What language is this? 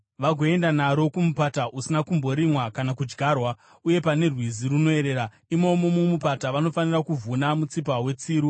Shona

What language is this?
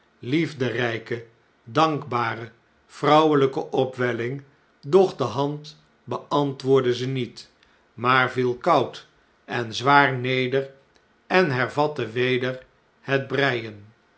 Dutch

